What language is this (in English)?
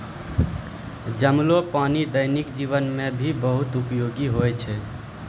Maithili